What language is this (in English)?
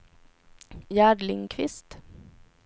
Swedish